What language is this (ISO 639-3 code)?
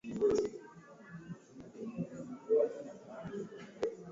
swa